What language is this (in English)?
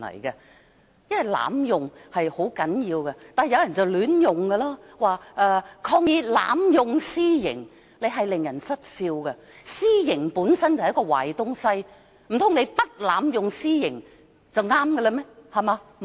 Cantonese